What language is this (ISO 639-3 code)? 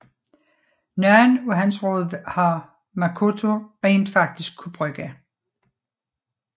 dan